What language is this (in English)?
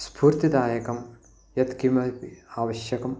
Sanskrit